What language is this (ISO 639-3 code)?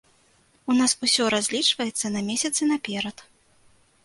bel